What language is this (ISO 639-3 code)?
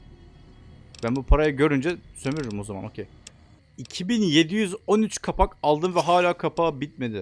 tur